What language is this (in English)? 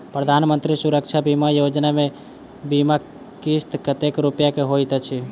Maithili